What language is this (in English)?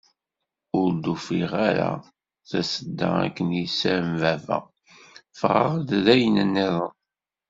Kabyle